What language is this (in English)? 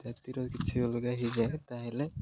Odia